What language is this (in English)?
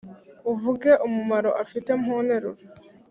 Kinyarwanda